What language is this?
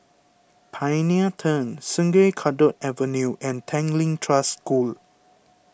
English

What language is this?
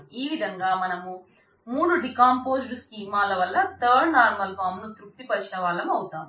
Telugu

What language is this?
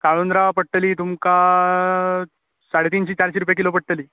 Konkani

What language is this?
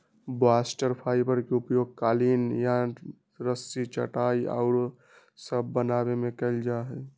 Magahi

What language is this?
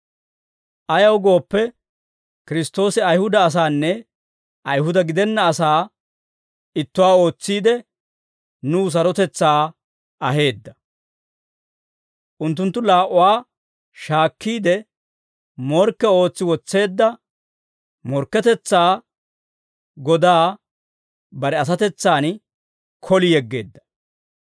Dawro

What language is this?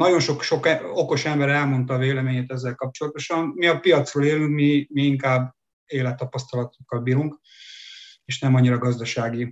Hungarian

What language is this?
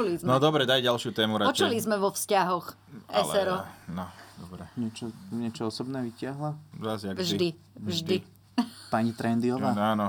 Slovak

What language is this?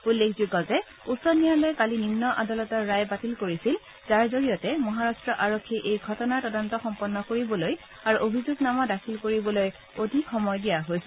Assamese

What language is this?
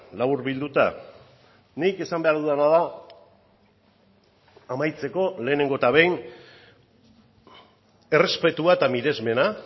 Basque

